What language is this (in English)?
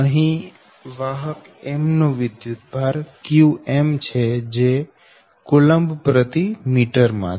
Gujarati